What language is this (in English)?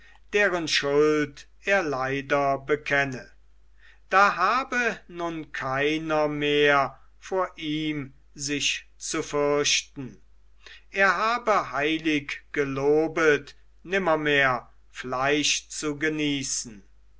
German